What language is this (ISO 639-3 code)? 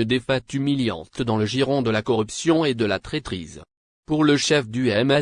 fra